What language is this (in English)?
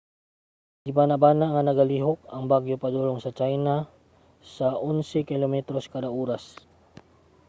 Cebuano